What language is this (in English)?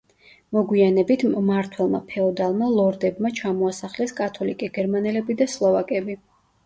Georgian